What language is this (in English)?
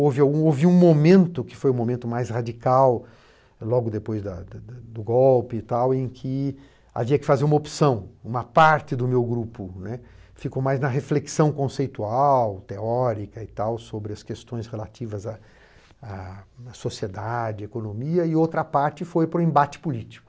Portuguese